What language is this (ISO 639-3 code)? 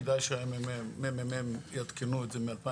heb